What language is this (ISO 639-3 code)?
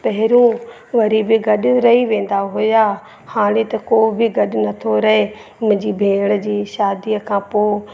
snd